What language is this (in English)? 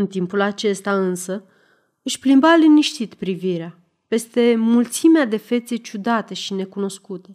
Romanian